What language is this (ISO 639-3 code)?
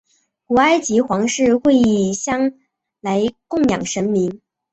zho